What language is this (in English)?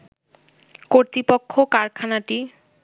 Bangla